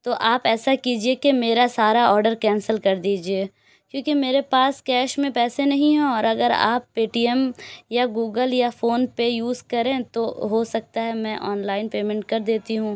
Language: Urdu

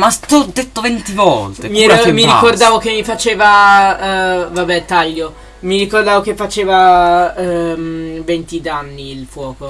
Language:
Italian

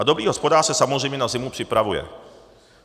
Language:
Czech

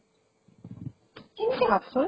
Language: Assamese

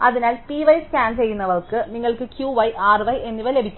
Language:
Malayalam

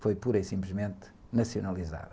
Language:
Portuguese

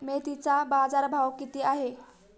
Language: Marathi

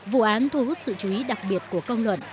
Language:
Vietnamese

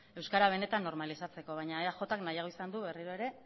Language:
Basque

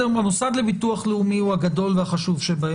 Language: Hebrew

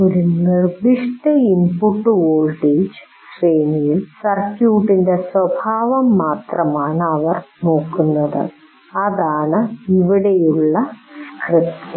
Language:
Malayalam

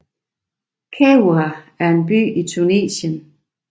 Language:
Danish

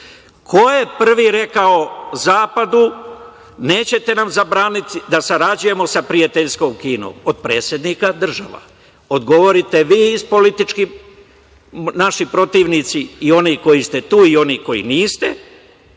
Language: Serbian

